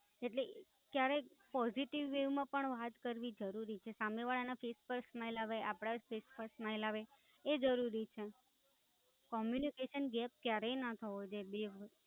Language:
Gujarati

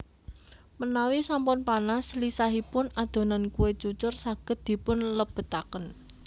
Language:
Javanese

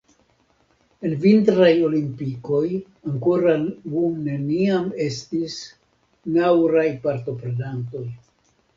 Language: Esperanto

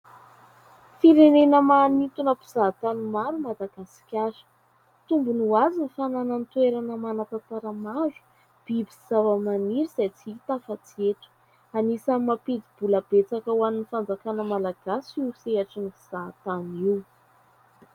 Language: Malagasy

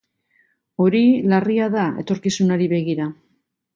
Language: Basque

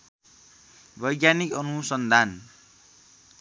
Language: Nepali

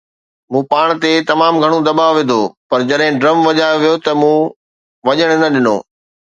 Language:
Sindhi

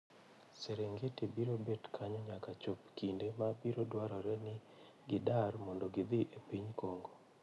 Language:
Luo (Kenya and Tanzania)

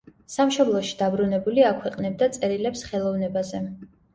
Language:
Georgian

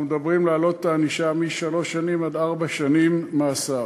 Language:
Hebrew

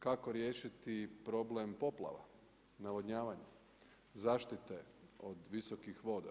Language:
Croatian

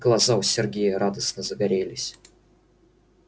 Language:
Russian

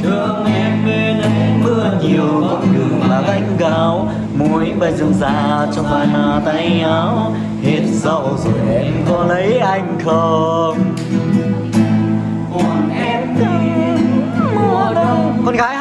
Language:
Vietnamese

